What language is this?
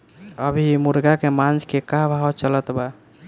Bhojpuri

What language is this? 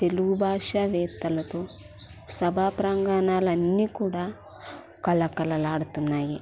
Telugu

